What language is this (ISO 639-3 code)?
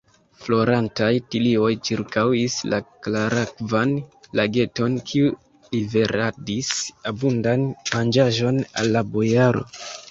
epo